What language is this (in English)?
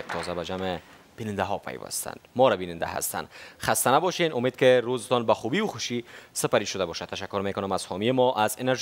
Persian